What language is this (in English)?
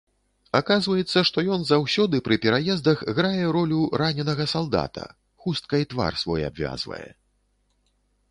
Belarusian